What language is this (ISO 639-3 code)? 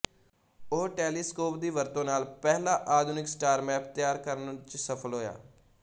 pan